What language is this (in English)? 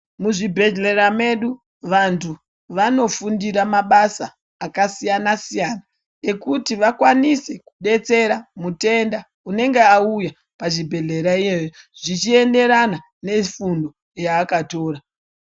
Ndau